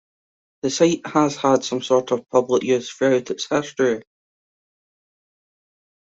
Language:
English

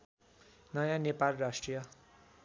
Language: Nepali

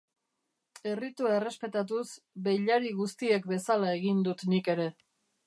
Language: Basque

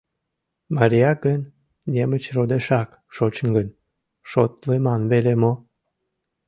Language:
Mari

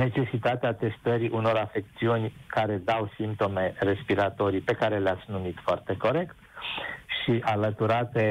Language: Romanian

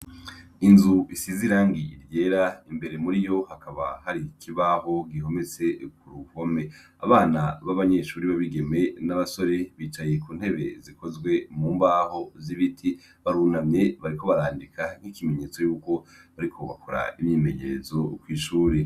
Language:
Rundi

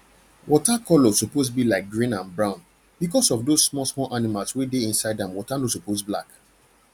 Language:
Nigerian Pidgin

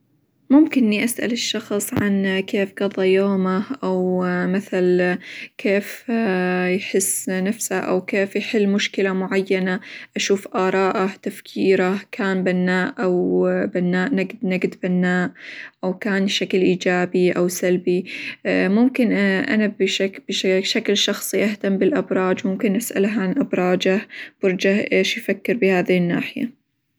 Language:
Hijazi Arabic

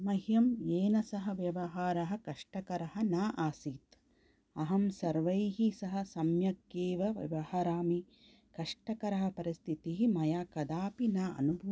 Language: Sanskrit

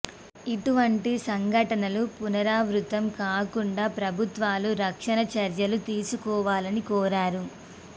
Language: Telugu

